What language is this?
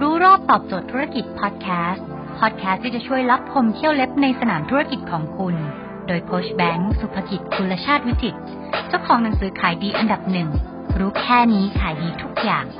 Thai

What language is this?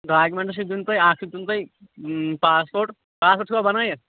Kashmiri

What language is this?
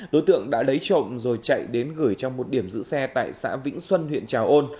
Vietnamese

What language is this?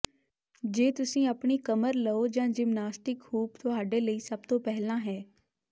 Punjabi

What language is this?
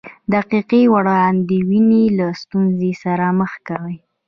Pashto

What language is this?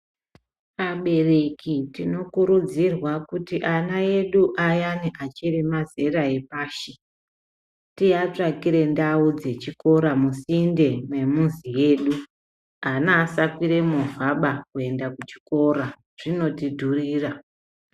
Ndau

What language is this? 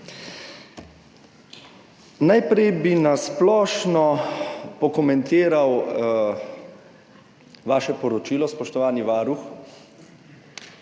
Slovenian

